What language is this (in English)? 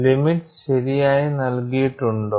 Malayalam